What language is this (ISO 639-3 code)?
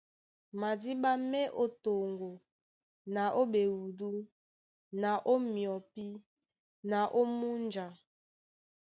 dua